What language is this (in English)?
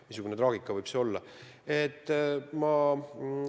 Estonian